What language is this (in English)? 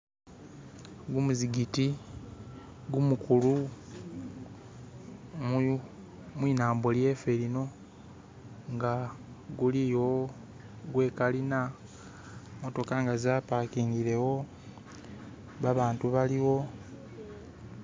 Masaaba